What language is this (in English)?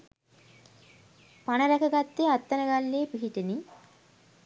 Sinhala